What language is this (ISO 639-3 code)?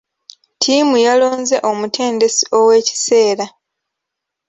lug